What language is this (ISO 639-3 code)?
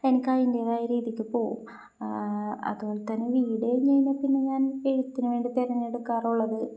mal